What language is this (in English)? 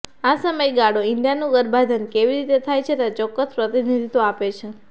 Gujarati